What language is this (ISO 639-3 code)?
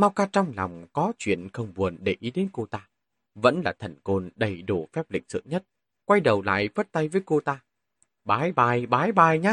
vie